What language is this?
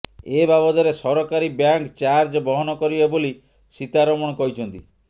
Odia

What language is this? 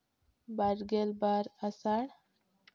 Santali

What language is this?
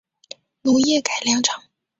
Chinese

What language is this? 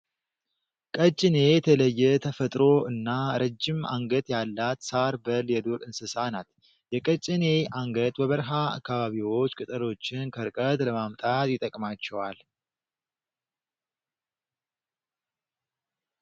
Amharic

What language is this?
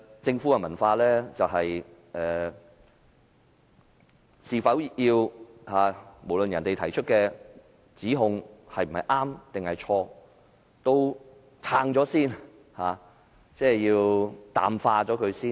Cantonese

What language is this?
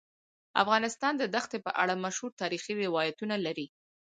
Pashto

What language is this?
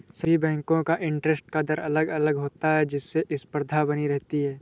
Hindi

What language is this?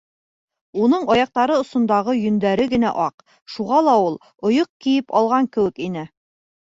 Bashkir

